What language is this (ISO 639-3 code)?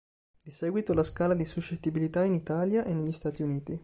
ita